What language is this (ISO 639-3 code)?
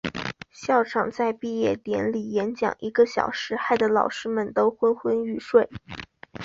zho